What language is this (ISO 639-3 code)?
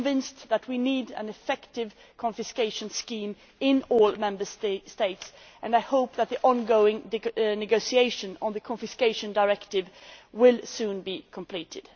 eng